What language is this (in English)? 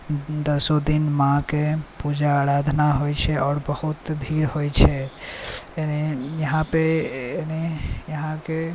Maithili